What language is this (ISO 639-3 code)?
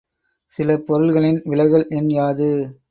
tam